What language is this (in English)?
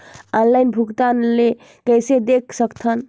Chhattisgarhi